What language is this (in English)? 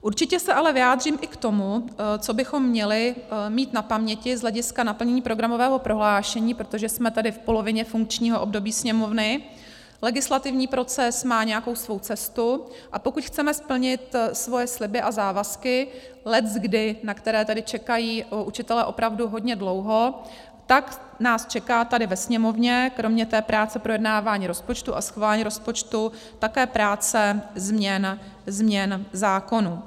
Czech